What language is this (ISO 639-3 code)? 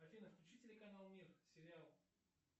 rus